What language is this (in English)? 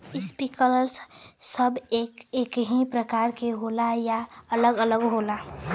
Bhojpuri